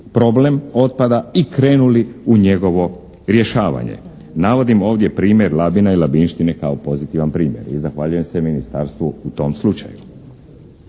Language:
Croatian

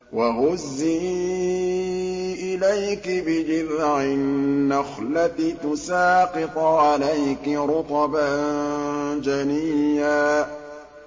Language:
Arabic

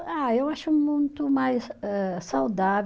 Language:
Portuguese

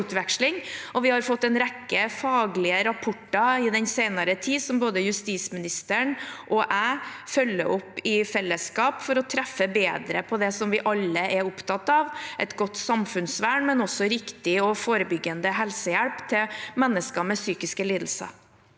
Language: Norwegian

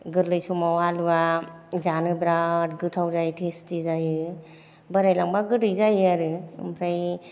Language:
Bodo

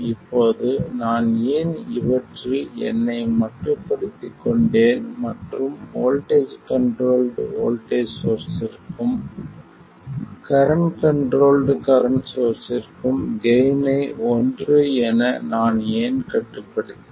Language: Tamil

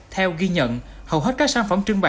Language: Vietnamese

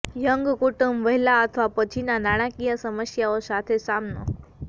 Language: Gujarati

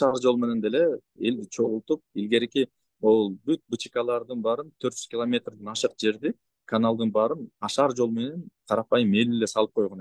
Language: Turkish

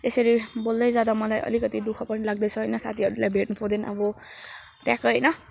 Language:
Nepali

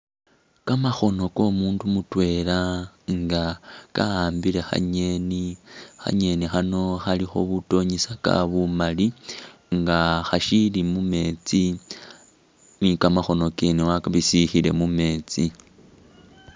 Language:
Masaaba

